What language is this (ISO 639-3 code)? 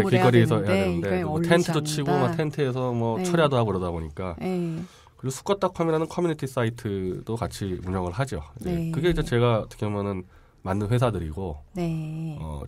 kor